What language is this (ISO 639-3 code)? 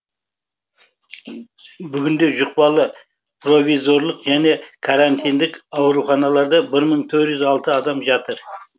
kaz